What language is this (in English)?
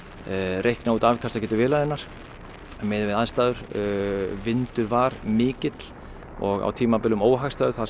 Icelandic